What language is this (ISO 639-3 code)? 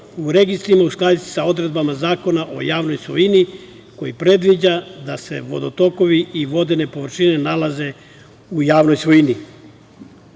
srp